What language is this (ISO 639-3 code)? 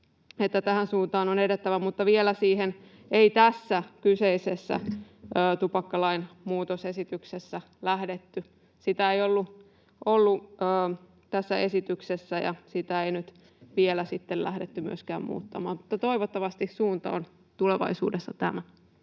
fin